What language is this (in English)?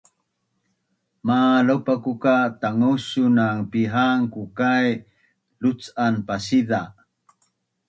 Bunun